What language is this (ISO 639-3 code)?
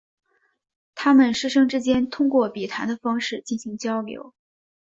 zho